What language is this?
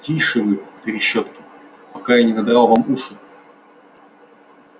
Russian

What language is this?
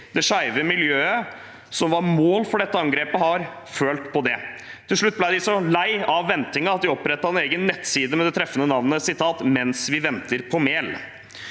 Norwegian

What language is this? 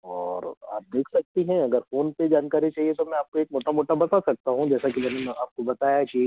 Hindi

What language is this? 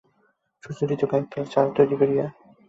Bangla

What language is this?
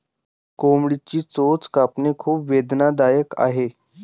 Marathi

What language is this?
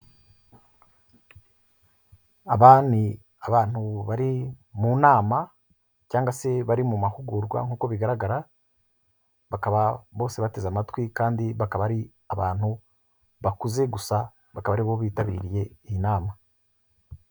Kinyarwanda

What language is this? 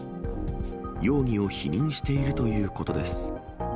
Japanese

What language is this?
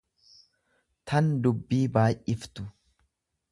Oromo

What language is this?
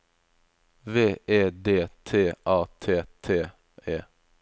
Norwegian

